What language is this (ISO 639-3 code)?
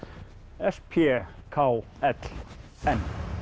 isl